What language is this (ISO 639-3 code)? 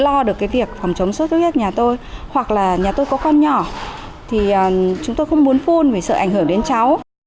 vie